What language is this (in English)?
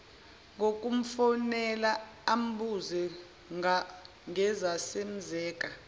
Zulu